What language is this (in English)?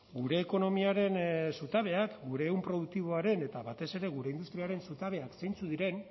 Basque